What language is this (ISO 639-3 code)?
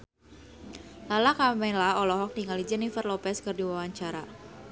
sun